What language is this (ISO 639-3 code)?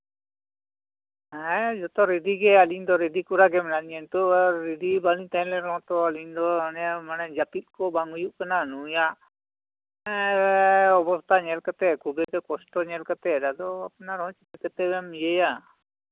sat